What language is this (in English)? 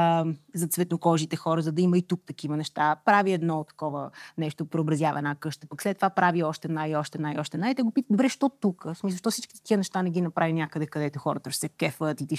Bulgarian